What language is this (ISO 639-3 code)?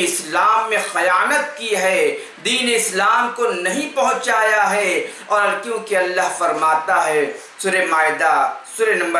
urd